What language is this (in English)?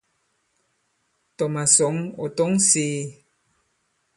Bankon